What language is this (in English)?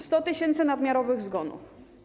Polish